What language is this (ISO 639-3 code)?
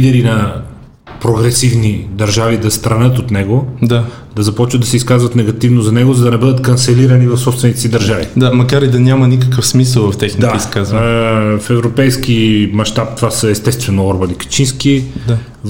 bul